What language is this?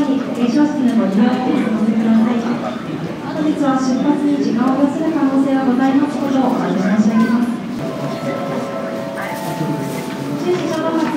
Japanese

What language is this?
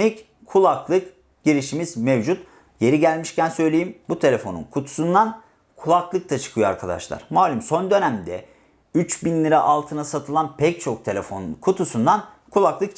Turkish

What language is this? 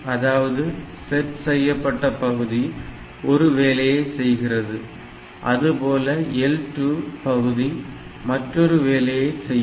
Tamil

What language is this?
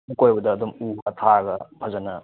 Manipuri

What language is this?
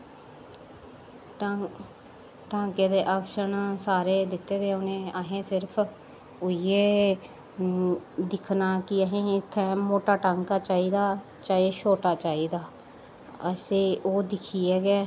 Dogri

